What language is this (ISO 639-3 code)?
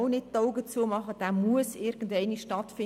gsw